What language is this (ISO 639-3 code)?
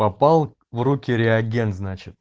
rus